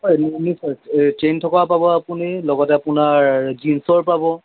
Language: Assamese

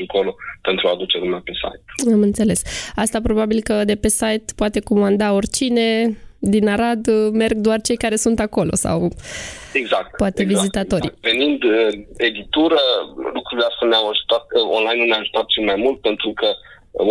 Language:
Romanian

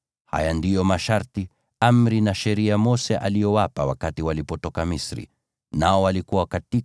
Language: Swahili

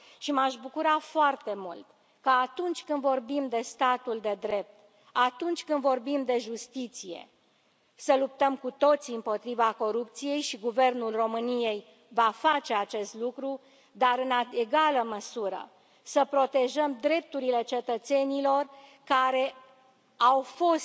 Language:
Romanian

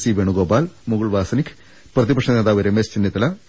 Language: Malayalam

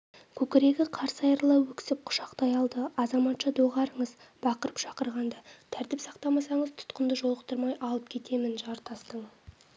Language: Kazakh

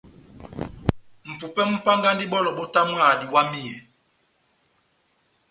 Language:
Batanga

